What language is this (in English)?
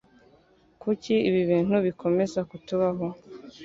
Kinyarwanda